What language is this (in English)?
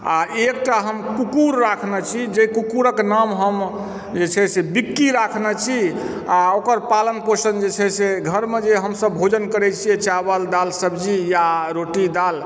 Maithili